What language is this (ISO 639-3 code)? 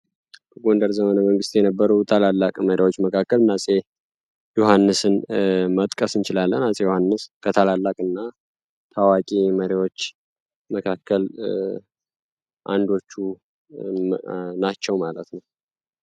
amh